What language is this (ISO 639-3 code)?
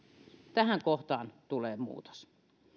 fin